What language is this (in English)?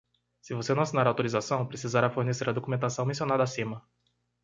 Portuguese